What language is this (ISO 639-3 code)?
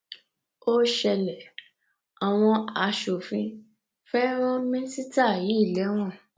yor